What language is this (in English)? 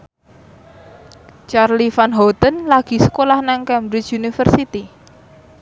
Javanese